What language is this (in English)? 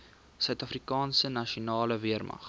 Afrikaans